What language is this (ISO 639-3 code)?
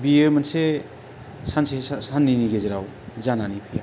brx